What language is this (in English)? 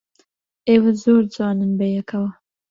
Central Kurdish